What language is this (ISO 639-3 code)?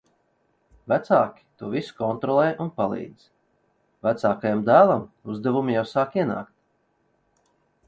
lav